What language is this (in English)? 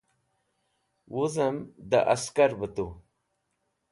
Wakhi